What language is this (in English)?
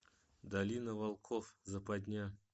Russian